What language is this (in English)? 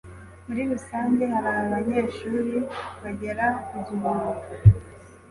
Kinyarwanda